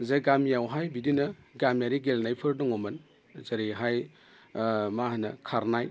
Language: Bodo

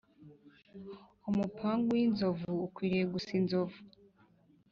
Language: Kinyarwanda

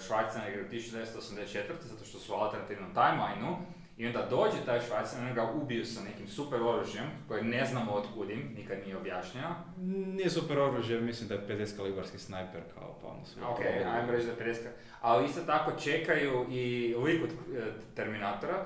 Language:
Croatian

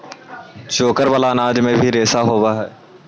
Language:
Magahi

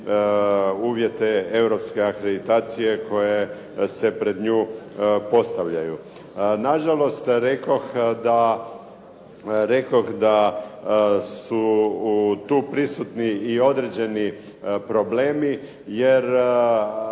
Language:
Croatian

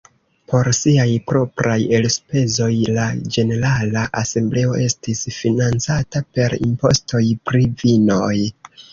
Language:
Esperanto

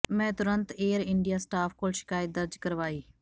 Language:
Punjabi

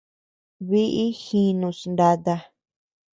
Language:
Tepeuxila Cuicatec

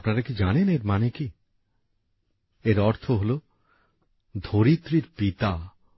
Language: Bangla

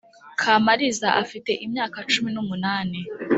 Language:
Kinyarwanda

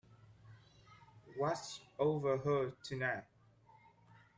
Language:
English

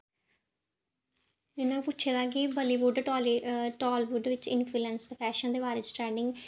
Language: Dogri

